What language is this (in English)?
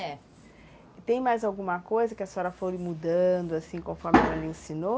Portuguese